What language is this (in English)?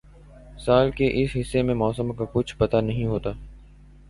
Urdu